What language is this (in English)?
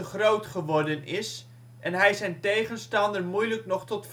Dutch